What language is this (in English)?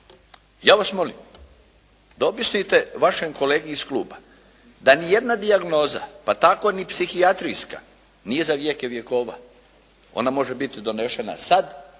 Croatian